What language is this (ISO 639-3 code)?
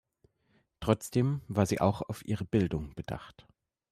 deu